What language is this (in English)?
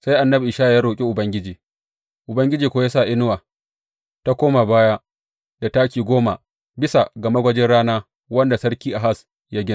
Hausa